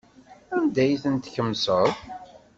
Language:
Kabyle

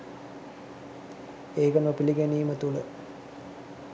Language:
Sinhala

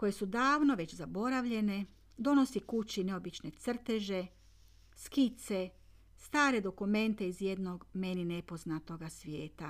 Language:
Croatian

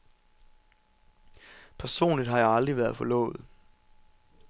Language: Danish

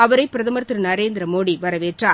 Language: Tamil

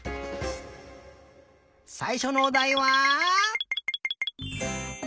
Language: Japanese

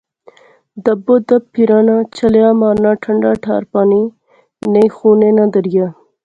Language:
Pahari-Potwari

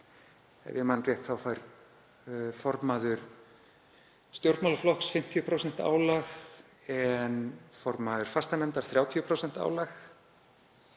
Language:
Icelandic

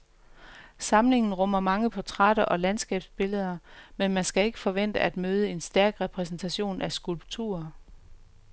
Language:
Danish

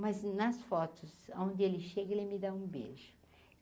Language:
Portuguese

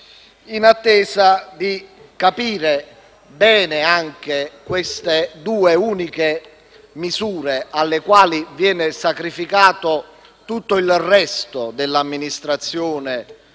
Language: Italian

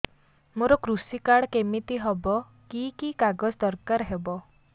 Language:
Odia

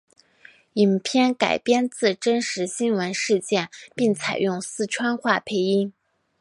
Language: Chinese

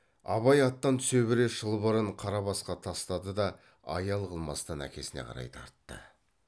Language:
Kazakh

